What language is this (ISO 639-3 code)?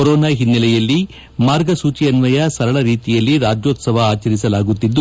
kan